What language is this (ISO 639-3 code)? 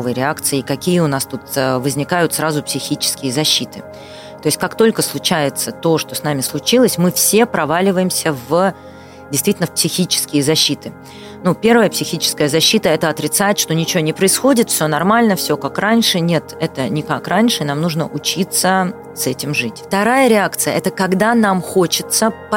rus